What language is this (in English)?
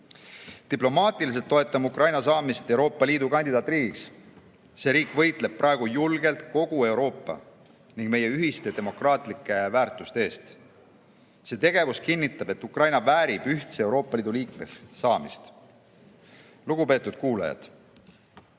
Estonian